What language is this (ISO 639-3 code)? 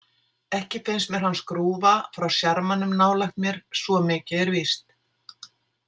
isl